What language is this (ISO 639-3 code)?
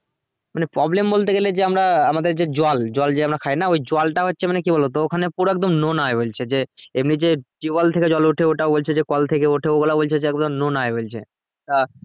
ben